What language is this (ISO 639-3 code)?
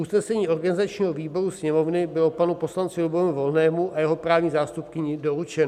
ces